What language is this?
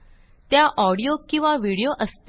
Marathi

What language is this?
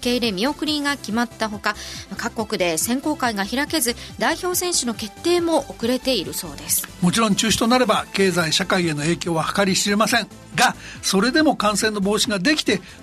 Japanese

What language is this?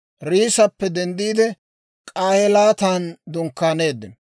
Dawro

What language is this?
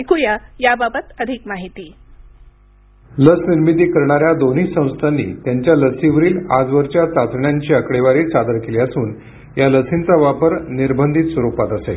Marathi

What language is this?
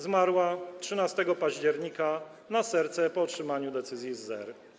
Polish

